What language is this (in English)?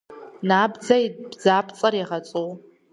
Kabardian